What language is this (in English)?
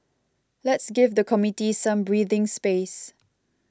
English